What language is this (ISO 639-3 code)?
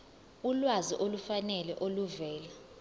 zul